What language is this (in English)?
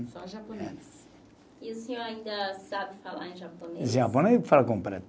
Portuguese